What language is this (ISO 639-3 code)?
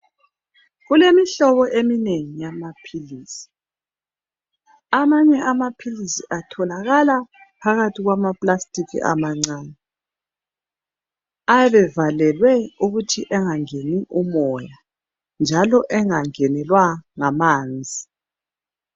nde